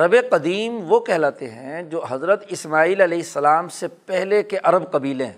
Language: Urdu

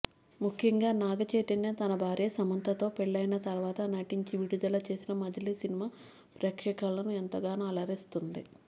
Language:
Telugu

